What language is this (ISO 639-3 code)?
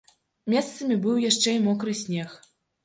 bel